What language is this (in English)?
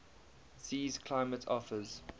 English